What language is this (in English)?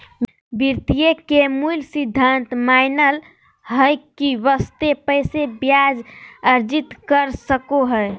Magahi